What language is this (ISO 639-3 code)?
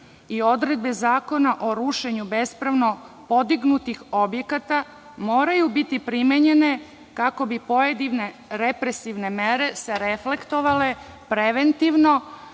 srp